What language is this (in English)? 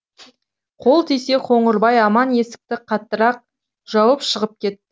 Kazakh